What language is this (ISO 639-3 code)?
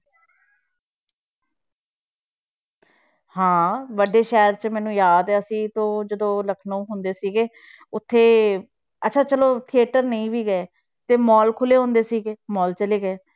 pan